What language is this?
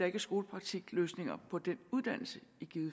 Danish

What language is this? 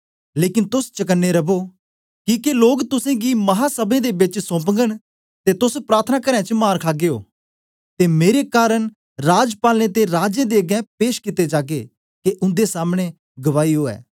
Dogri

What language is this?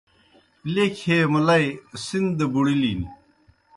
Kohistani Shina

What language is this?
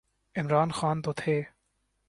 Urdu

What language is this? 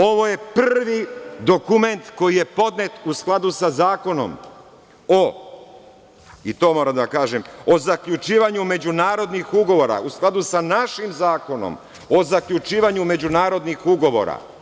Serbian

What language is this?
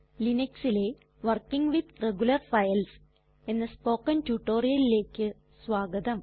Malayalam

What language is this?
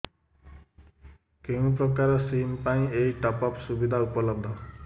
Odia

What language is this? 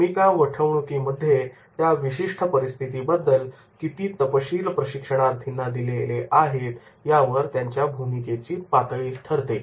Marathi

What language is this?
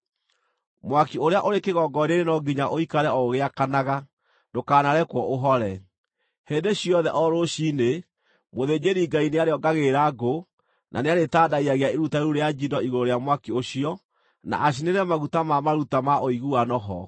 Kikuyu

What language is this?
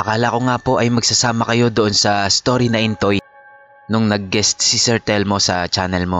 Filipino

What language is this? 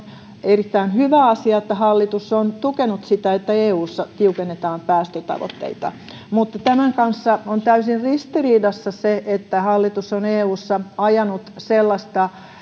Finnish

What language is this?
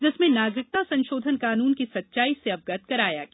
Hindi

